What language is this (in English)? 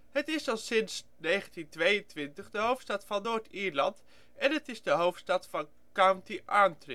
Dutch